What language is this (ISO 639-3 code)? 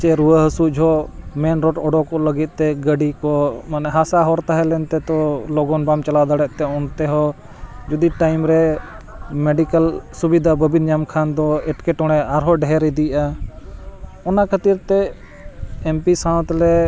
sat